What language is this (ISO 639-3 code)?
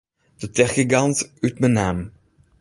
fry